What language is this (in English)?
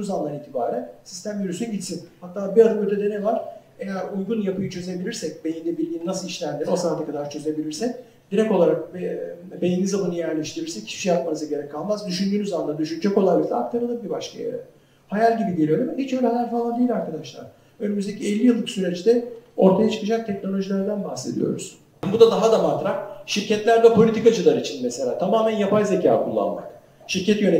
Turkish